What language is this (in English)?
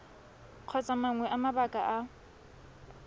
Tswana